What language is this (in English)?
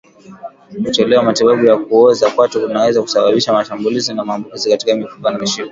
Swahili